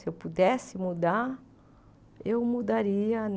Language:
Portuguese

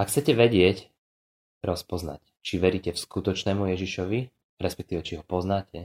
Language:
Slovak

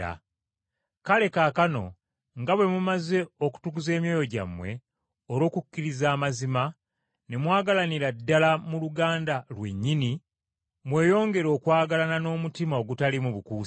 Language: Ganda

